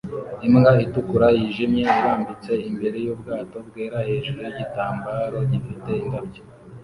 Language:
Kinyarwanda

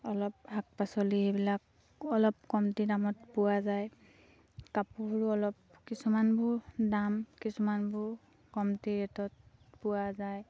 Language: Assamese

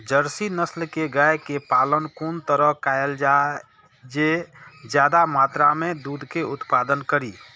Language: Maithili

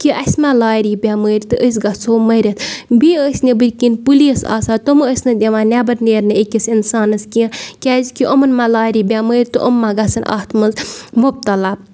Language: Kashmiri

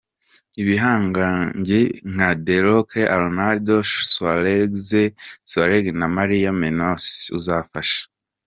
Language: Kinyarwanda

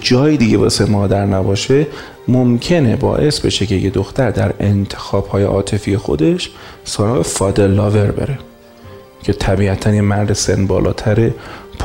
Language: Persian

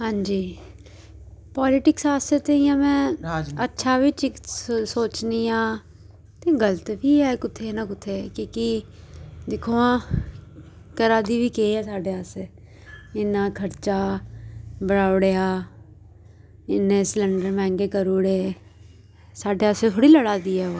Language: Dogri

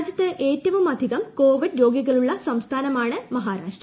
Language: Malayalam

